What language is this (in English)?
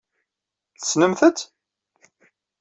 Kabyle